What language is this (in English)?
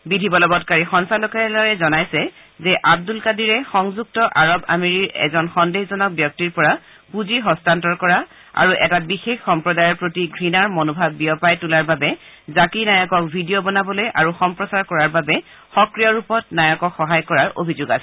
Assamese